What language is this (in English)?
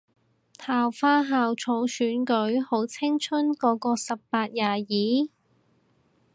Cantonese